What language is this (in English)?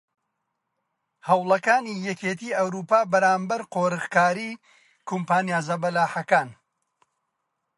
Central Kurdish